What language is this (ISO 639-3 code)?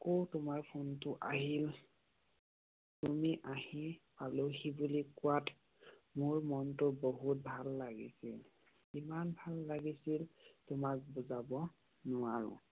asm